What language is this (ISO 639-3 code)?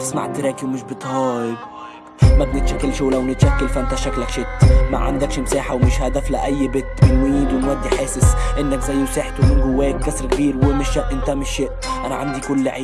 ara